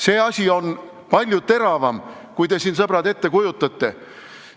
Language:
Estonian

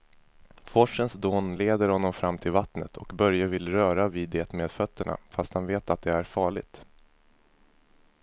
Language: Swedish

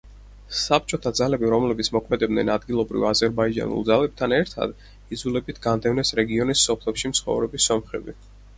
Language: Georgian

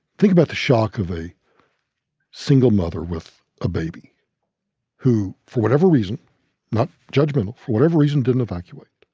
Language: English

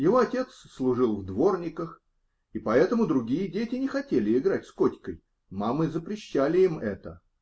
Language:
Russian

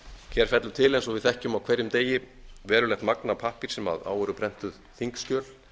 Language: Icelandic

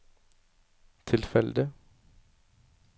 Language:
Norwegian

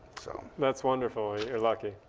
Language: English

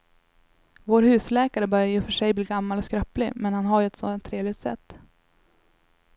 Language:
Swedish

